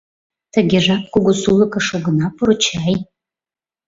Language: Mari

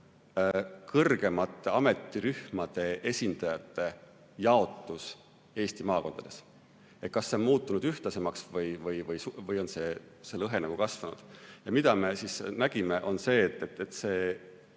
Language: Estonian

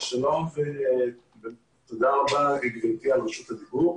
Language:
Hebrew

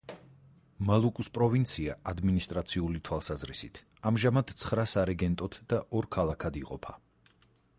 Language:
Georgian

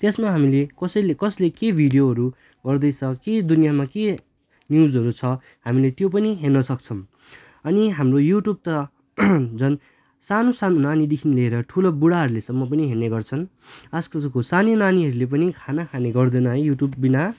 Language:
Nepali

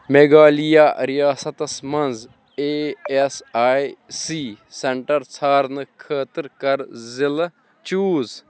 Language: Kashmiri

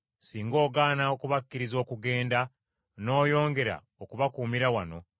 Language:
Ganda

